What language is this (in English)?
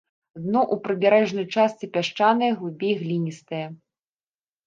Belarusian